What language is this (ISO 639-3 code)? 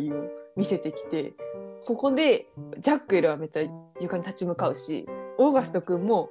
jpn